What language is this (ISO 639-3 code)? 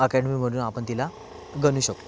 mar